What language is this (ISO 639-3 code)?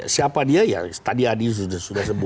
ind